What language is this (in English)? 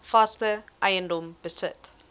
Afrikaans